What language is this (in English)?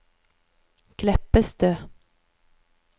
Norwegian